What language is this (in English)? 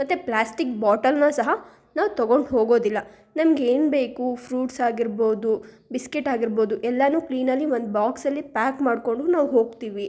Kannada